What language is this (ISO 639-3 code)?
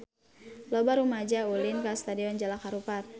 sun